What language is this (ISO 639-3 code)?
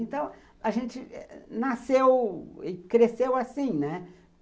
por